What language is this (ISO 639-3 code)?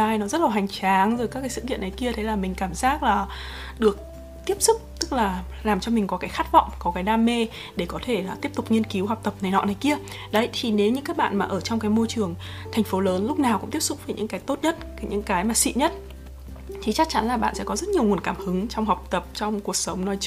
vie